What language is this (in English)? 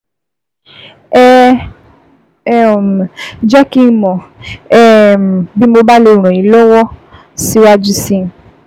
Yoruba